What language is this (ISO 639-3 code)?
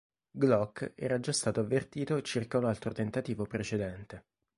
ita